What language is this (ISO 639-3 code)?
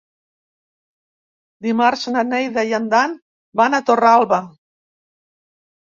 cat